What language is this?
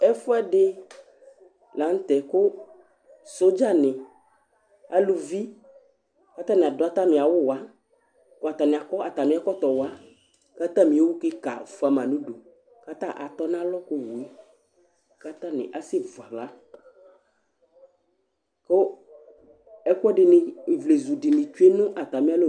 Ikposo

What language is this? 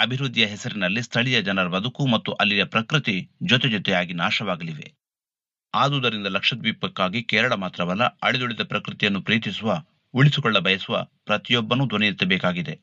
Kannada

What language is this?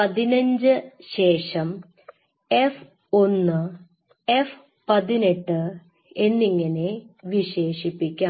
Malayalam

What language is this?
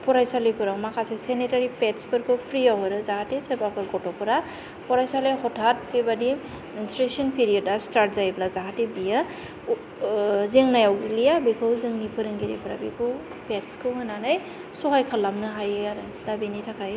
Bodo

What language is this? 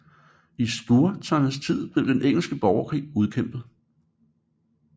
Danish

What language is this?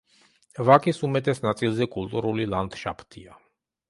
Georgian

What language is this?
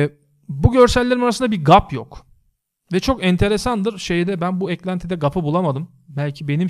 Turkish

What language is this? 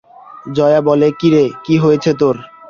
Bangla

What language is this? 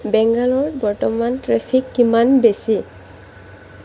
Assamese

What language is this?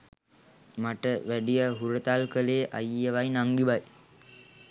Sinhala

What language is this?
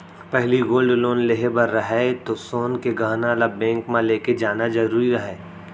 Chhattisgarhi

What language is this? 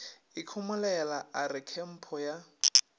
Northern Sotho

